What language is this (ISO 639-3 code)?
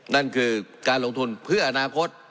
tha